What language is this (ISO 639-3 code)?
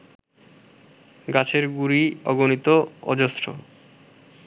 ben